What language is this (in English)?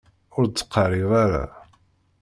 Kabyle